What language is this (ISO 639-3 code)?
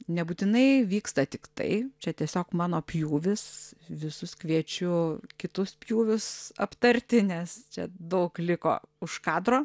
lit